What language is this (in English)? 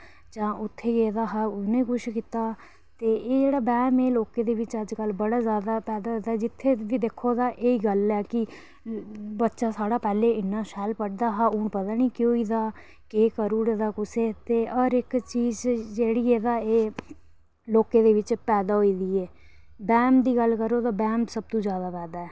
Dogri